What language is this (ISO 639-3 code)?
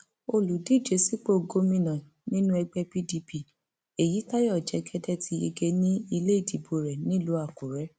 yor